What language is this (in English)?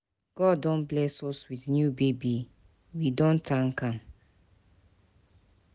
Nigerian Pidgin